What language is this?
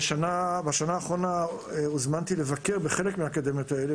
Hebrew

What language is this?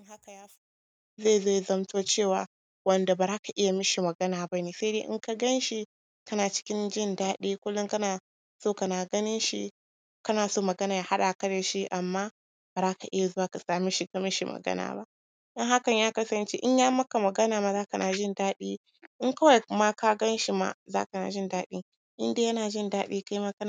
Hausa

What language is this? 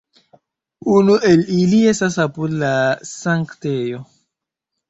Esperanto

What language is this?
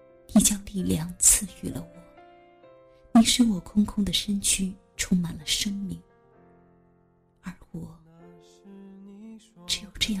Chinese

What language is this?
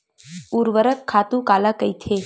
Chhattisgarhi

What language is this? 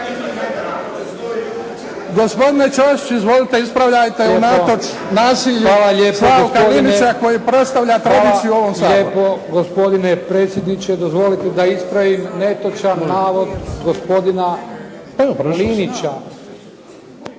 Croatian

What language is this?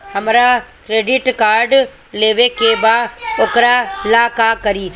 Bhojpuri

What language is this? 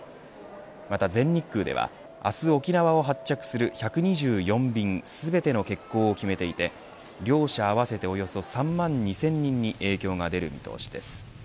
Japanese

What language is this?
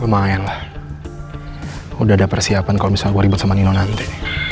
Indonesian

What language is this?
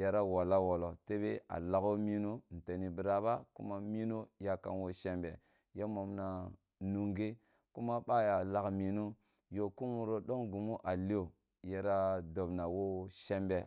Kulung (Nigeria)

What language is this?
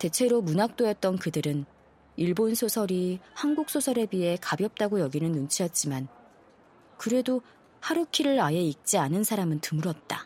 Korean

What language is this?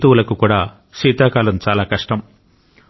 Telugu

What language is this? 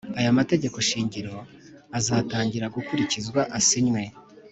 Kinyarwanda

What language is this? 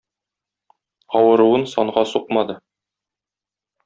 Tatar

